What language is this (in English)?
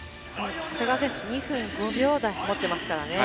Japanese